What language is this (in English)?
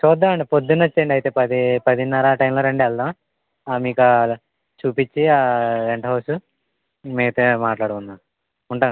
Telugu